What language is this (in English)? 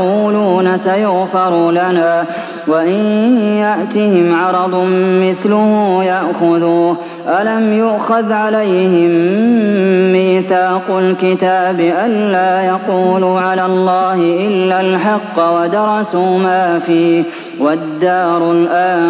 Arabic